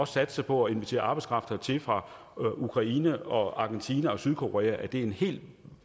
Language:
Danish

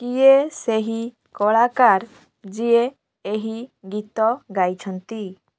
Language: Odia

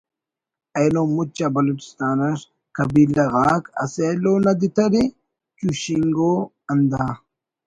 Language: Brahui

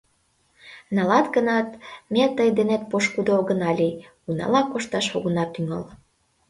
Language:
Mari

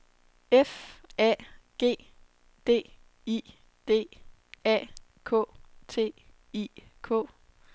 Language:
Danish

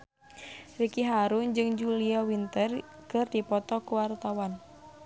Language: Sundanese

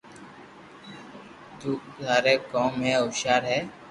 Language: Loarki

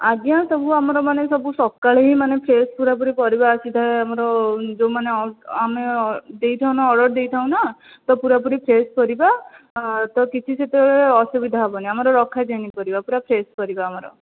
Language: Odia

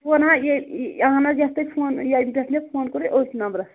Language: Kashmiri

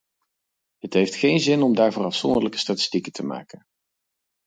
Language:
Dutch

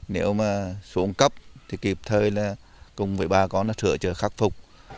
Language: Vietnamese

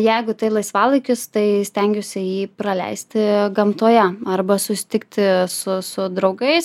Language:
Lithuanian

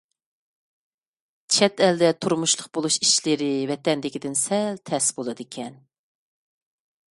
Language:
Uyghur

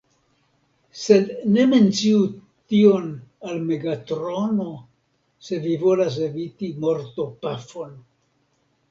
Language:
Esperanto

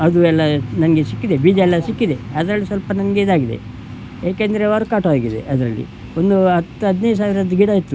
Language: Kannada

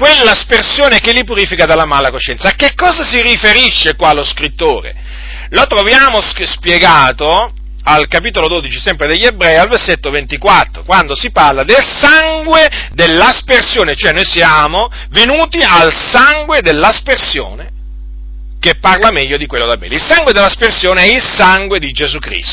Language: Italian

